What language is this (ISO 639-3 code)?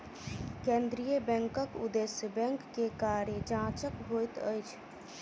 mai